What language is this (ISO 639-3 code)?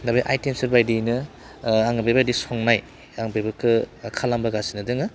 brx